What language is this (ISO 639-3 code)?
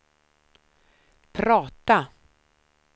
swe